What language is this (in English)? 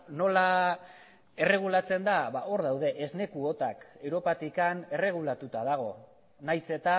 Basque